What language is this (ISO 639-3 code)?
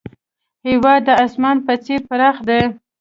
pus